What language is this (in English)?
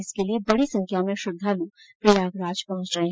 Hindi